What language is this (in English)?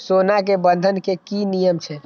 Maithili